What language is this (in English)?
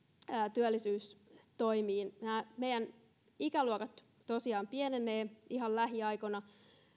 Finnish